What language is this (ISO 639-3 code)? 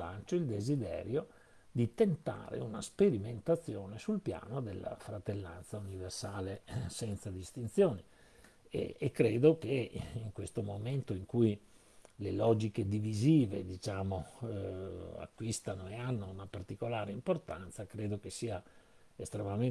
ita